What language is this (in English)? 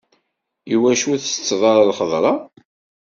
Kabyle